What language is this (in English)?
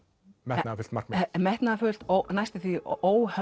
Icelandic